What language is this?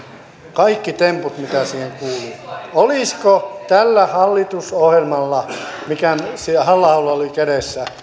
Finnish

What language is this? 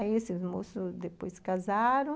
Portuguese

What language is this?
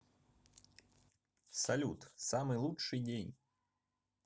Russian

